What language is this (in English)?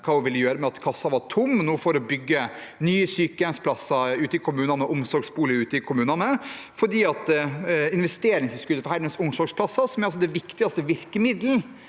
Norwegian